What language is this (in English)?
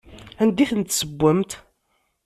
Kabyle